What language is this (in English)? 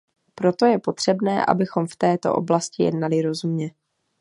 Czech